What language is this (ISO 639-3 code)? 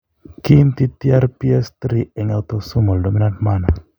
kln